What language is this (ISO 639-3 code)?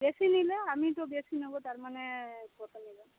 ben